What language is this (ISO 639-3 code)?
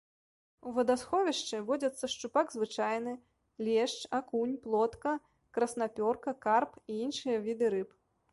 bel